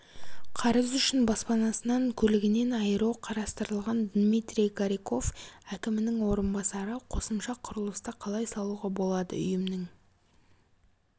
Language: Kazakh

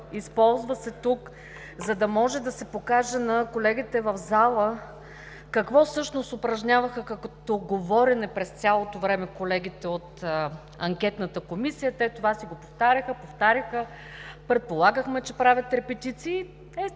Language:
Bulgarian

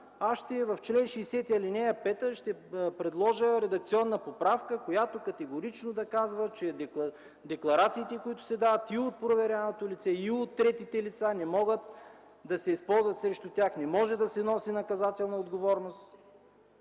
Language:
Bulgarian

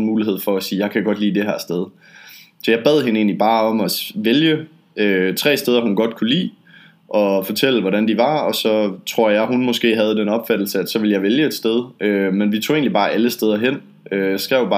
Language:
Danish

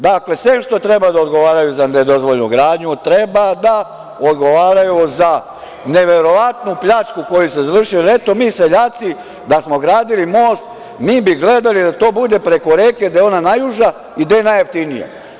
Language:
Serbian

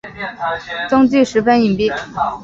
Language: Chinese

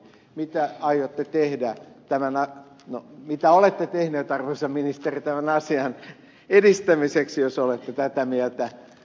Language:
Finnish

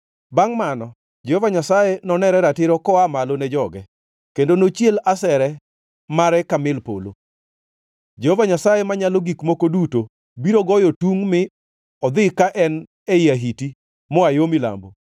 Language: Luo (Kenya and Tanzania)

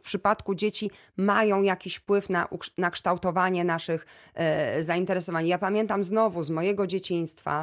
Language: Polish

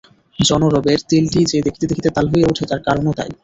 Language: Bangla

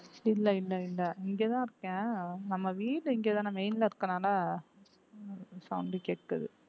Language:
Tamil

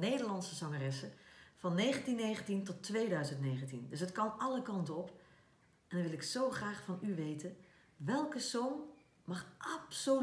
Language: Dutch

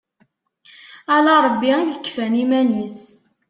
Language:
Kabyle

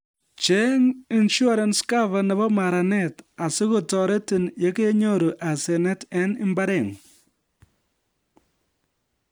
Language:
Kalenjin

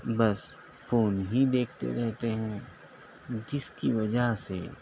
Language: Urdu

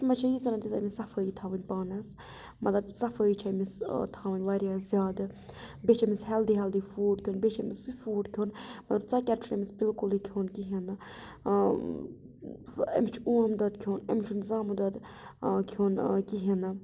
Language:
Kashmiri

